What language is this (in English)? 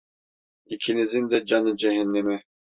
Turkish